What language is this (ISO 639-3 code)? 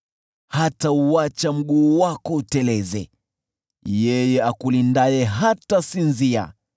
swa